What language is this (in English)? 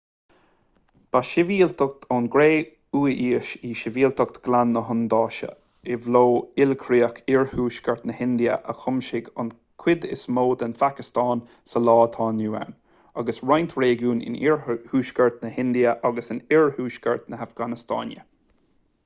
Irish